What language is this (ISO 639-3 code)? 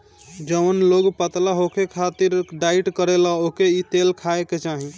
bho